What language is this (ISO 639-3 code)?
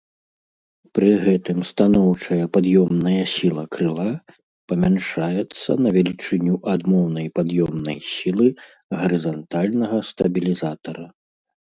bel